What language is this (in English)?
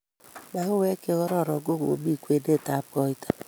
Kalenjin